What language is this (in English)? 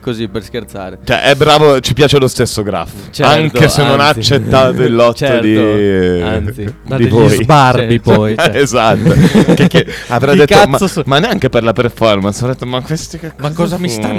Italian